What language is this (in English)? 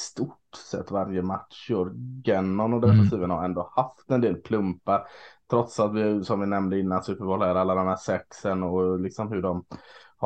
Swedish